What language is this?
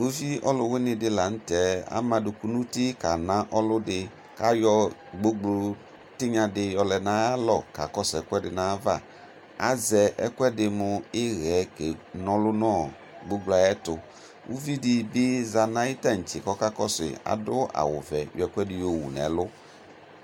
Ikposo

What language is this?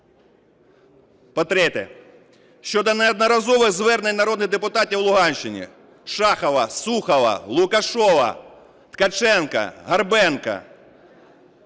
Ukrainian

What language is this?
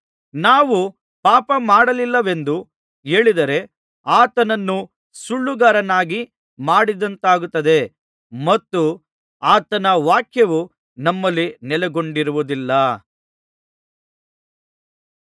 Kannada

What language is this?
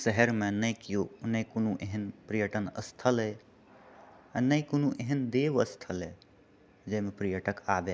Maithili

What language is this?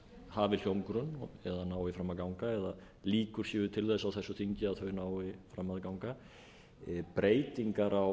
Icelandic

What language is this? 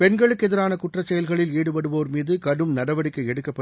Tamil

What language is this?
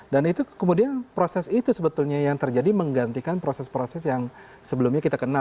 Indonesian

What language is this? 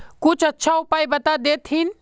Magahi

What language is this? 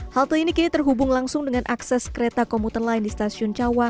Indonesian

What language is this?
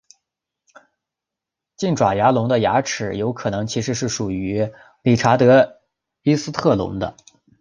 Chinese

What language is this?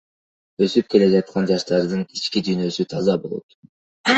Kyrgyz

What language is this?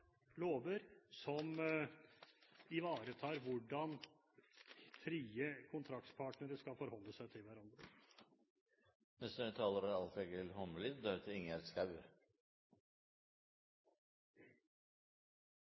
Norwegian Bokmål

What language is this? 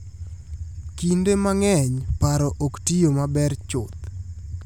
Luo (Kenya and Tanzania)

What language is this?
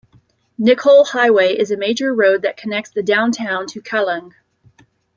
English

